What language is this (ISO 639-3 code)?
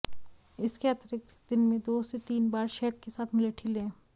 hin